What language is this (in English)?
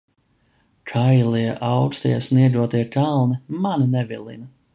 Latvian